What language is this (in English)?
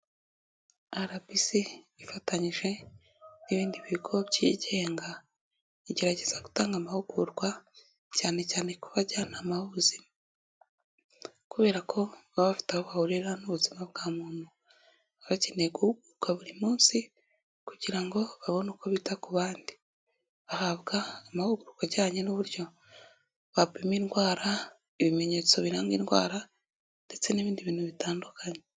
Kinyarwanda